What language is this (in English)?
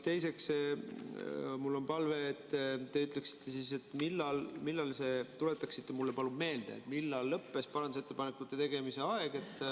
Estonian